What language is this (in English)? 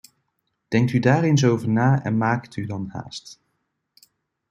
Dutch